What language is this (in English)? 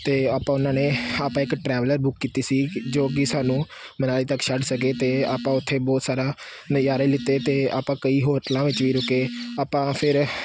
Punjabi